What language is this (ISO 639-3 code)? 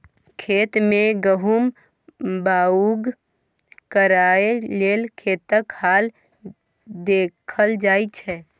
mai